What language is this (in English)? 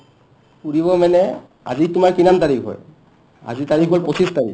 Assamese